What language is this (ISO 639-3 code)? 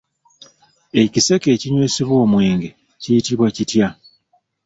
lug